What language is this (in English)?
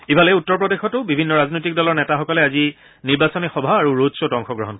Assamese